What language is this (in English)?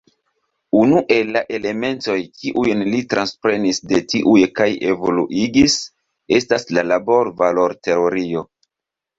Esperanto